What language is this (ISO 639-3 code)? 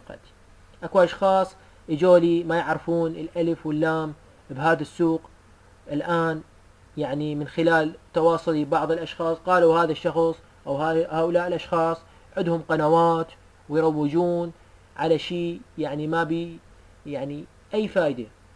ara